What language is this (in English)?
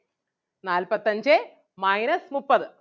Malayalam